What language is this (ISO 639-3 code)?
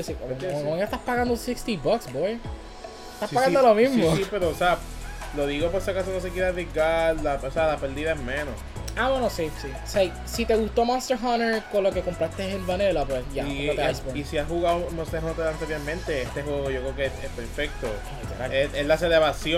spa